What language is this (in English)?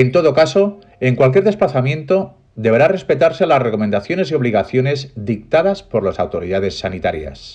Spanish